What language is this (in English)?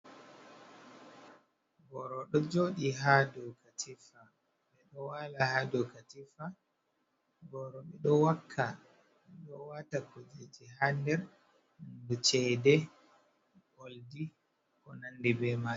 Fula